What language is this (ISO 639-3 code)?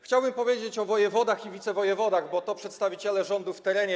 pol